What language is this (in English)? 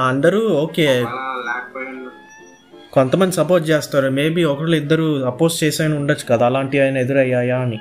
Telugu